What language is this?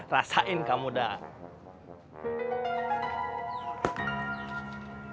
Indonesian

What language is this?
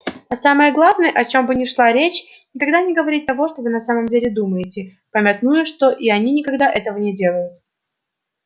Russian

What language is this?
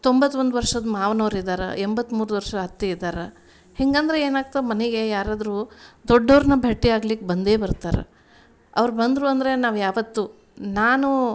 Kannada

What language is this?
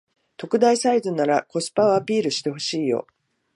Japanese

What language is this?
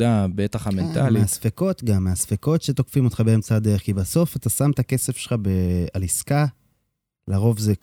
Hebrew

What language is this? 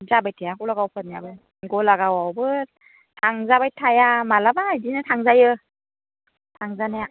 Bodo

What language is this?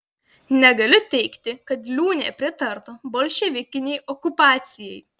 Lithuanian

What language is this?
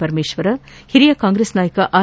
Kannada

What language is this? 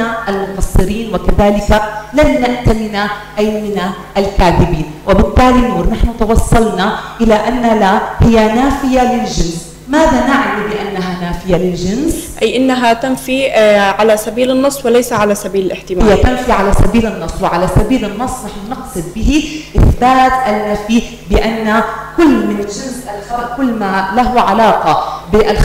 Arabic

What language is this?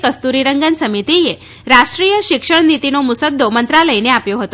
Gujarati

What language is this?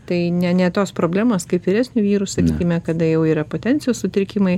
Lithuanian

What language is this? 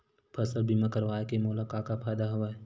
Chhattisgarhi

